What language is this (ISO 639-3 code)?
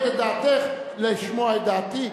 heb